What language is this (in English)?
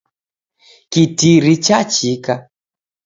Taita